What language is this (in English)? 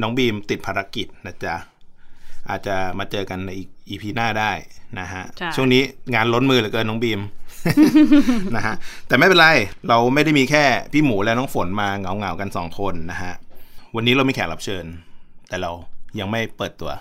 Thai